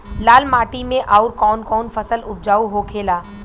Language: Bhojpuri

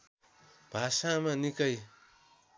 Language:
Nepali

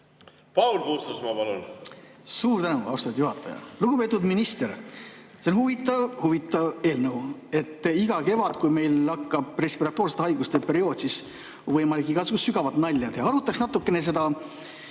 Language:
Estonian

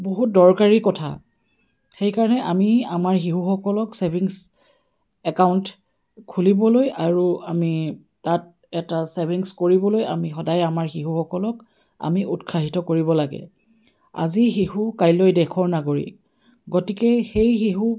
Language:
Assamese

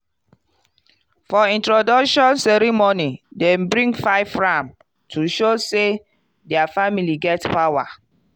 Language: Nigerian Pidgin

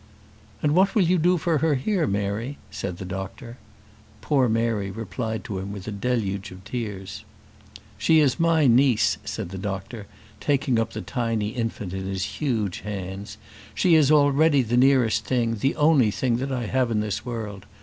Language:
English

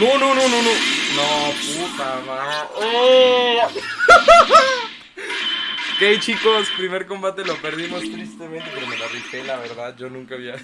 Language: Spanish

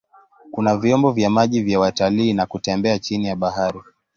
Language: Swahili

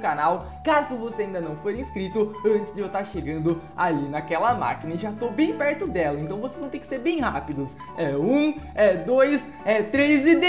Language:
Portuguese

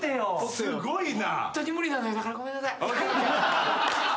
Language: Japanese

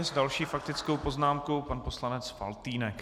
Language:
Czech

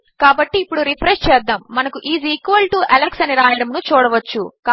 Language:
Telugu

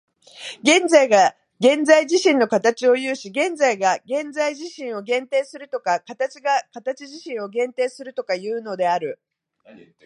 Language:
Japanese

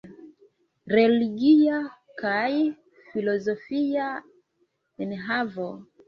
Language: Esperanto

